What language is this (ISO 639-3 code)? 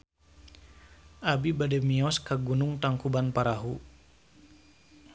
sun